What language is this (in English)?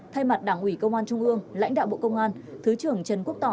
Vietnamese